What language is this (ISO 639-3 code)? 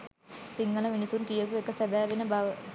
sin